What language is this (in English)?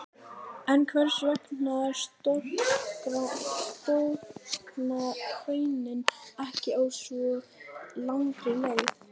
Icelandic